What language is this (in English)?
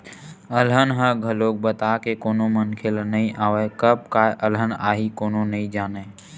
Chhattisgarhi